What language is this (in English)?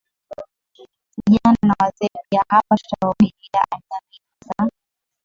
Swahili